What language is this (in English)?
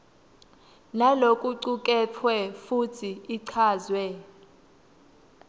Swati